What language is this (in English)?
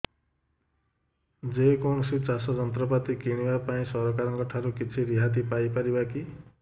Odia